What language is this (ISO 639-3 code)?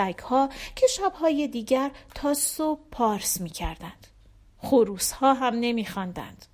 fas